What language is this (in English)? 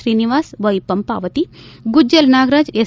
Kannada